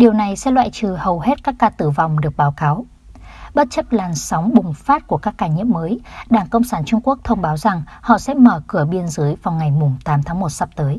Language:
Vietnamese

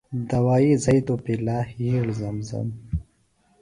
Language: Phalura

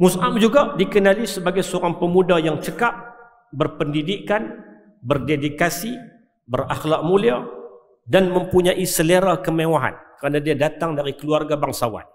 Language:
Malay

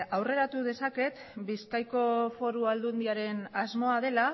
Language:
Basque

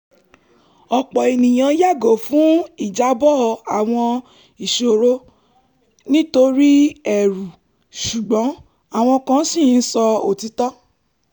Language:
Yoruba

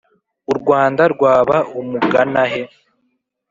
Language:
Kinyarwanda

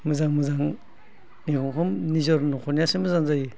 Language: Bodo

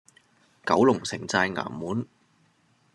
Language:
Cantonese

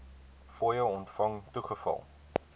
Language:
Afrikaans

